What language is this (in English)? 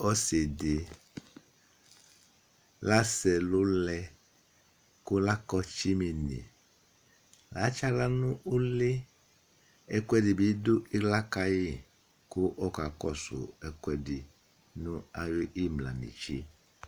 Ikposo